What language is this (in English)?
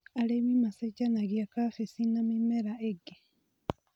Kikuyu